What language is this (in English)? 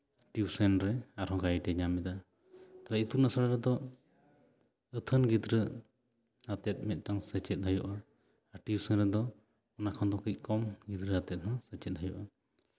Santali